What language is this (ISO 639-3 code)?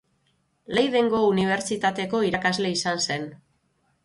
eus